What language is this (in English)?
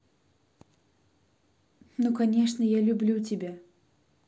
Russian